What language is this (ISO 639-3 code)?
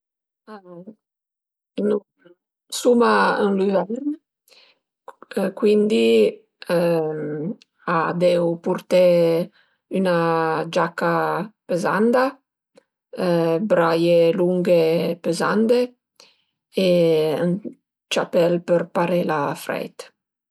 pms